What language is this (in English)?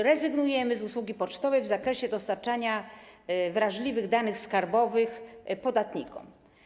Polish